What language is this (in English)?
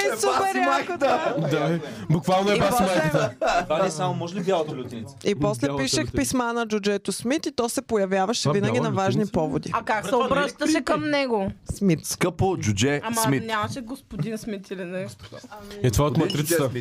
Bulgarian